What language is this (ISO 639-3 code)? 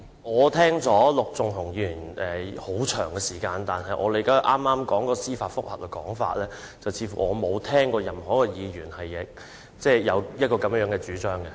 yue